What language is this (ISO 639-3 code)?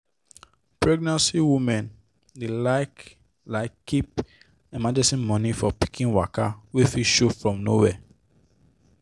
pcm